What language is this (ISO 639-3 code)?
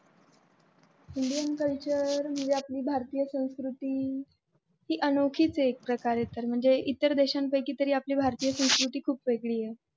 mar